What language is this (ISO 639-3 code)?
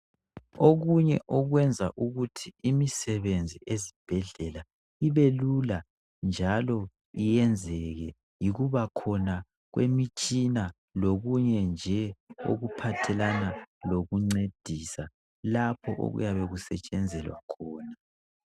nde